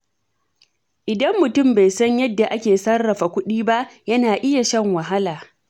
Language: Hausa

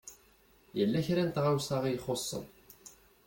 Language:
Kabyle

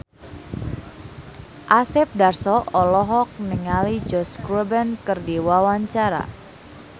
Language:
Sundanese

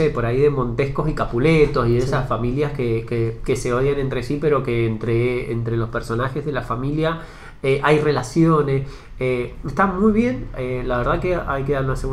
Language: Spanish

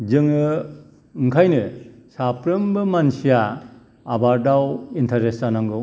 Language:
Bodo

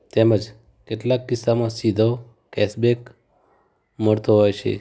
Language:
Gujarati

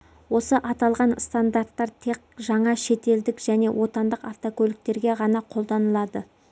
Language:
Kazakh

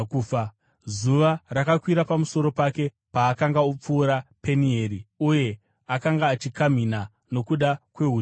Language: Shona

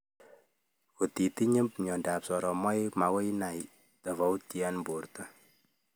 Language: Kalenjin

